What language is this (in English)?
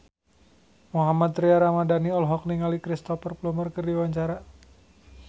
Sundanese